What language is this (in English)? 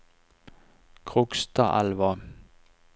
Norwegian